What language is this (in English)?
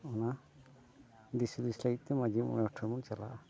Santali